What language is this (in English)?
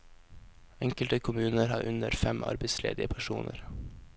Norwegian